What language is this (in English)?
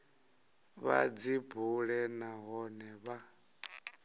Venda